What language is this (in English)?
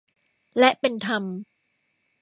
Thai